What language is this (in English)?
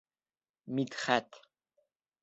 Bashkir